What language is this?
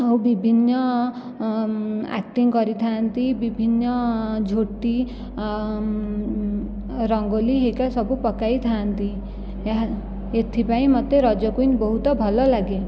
Odia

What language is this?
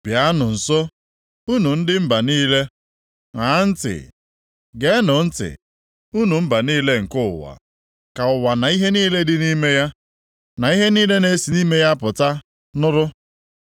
Igbo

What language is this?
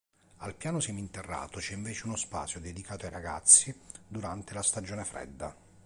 Italian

